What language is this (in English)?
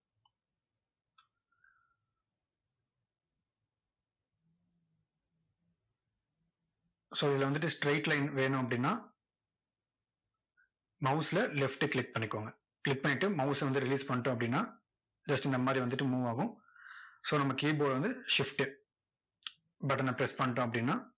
Tamil